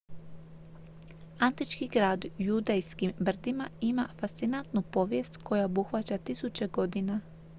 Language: Croatian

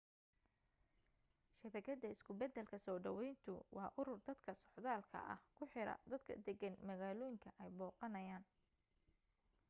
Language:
Somali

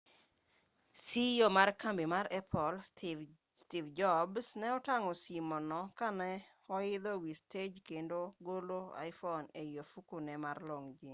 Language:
Luo (Kenya and Tanzania)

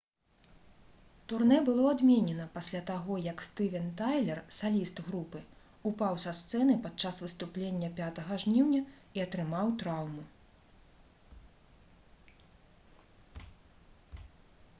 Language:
Belarusian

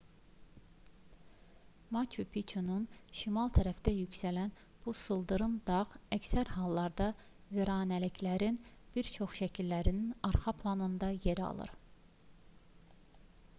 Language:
Azerbaijani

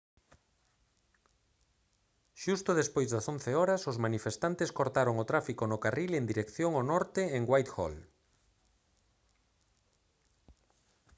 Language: Galician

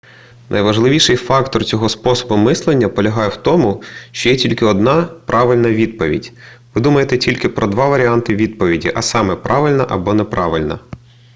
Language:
Ukrainian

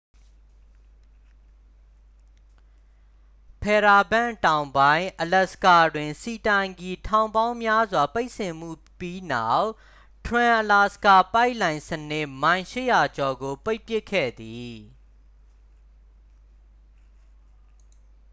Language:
Burmese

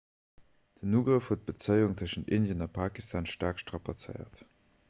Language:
Luxembourgish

